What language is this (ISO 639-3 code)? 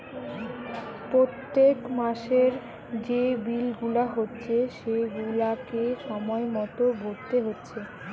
ben